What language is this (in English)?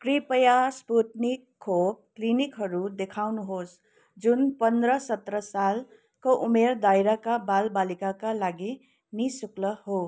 Nepali